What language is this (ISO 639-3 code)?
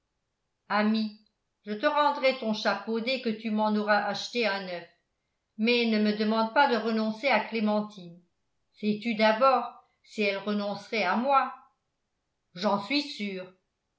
fra